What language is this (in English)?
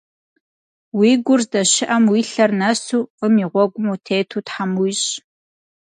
Kabardian